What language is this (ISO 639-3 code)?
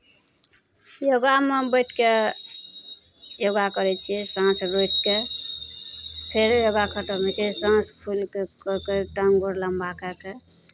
mai